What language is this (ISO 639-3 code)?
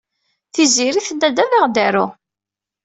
kab